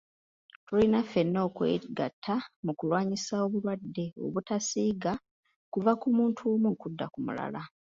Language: Ganda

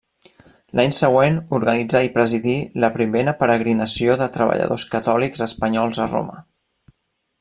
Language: Catalan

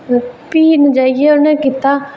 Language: Dogri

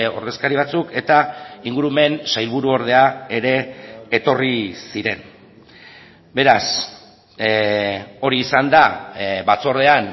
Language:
Basque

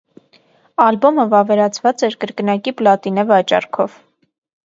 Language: Armenian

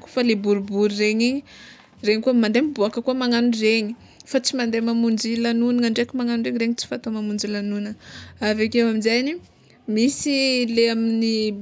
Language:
Tsimihety Malagasy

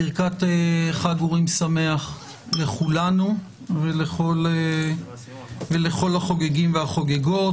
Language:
Hebrew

